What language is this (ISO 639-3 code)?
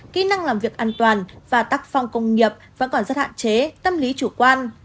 vie